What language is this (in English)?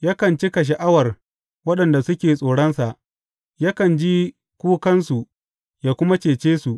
Hausa